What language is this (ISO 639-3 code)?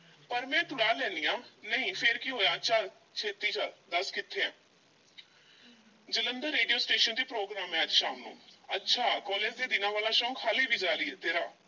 pan